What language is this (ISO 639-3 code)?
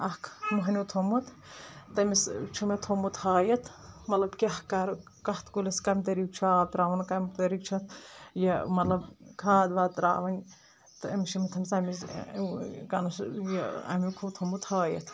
kas